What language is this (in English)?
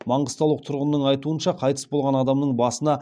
Kazakh